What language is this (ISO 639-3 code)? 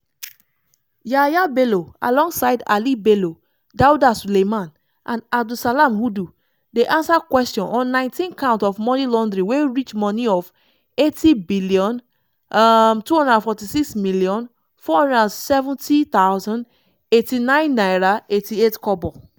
pcm